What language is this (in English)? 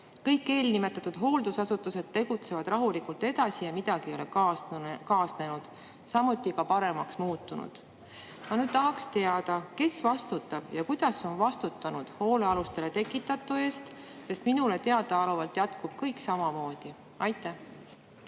Estonian